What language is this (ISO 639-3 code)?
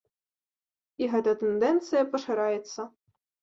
bel